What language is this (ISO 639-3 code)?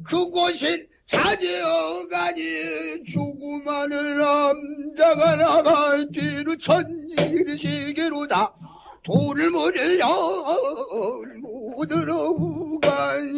kor